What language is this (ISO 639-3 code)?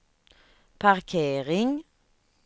swe